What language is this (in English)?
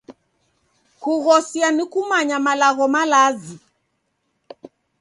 Taita